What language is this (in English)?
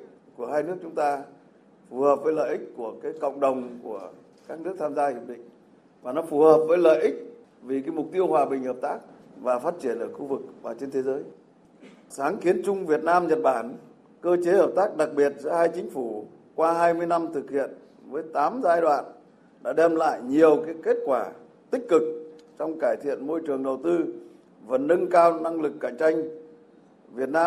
Vietnamese